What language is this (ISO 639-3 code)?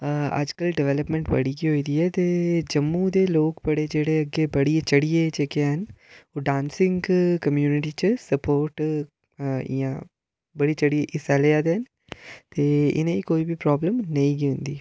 doi